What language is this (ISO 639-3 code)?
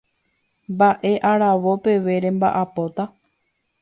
grn